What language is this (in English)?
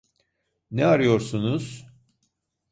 Turkish